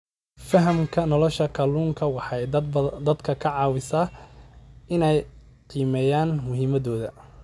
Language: Somali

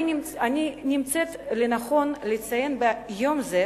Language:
Hebrew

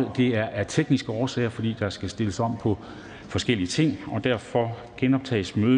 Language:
Danish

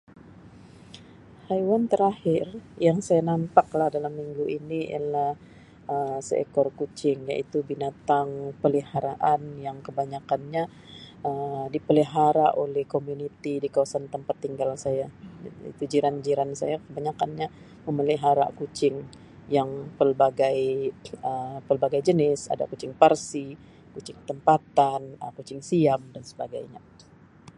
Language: Sabah Malay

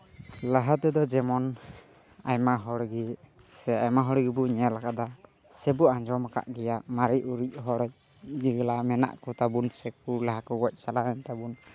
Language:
Santali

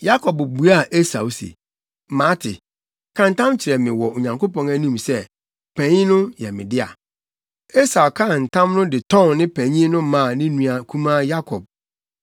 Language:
Akan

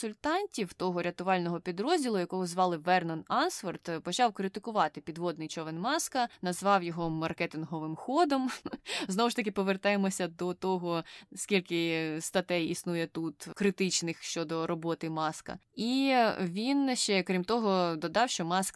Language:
Ukrainian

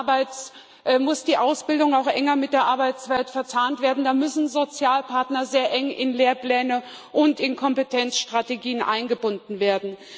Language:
German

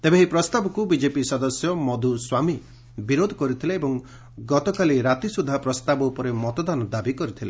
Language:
Odia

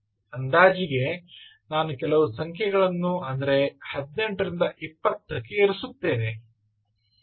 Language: Kannada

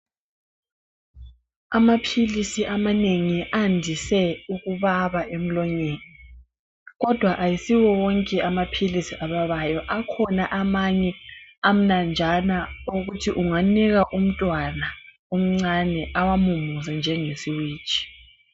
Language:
North Ndebele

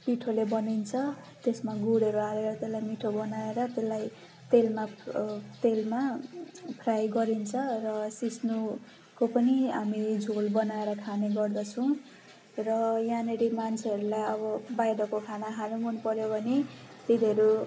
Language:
Nepali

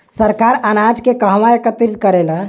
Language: Bhojpuri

